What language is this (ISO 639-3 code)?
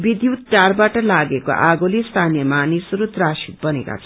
nep